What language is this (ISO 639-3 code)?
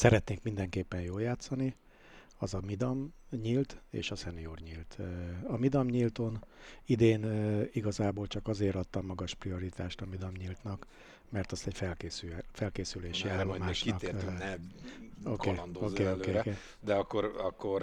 hun